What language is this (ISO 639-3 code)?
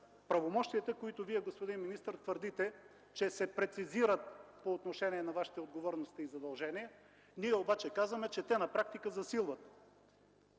bul